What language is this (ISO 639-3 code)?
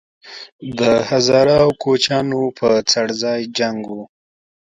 pus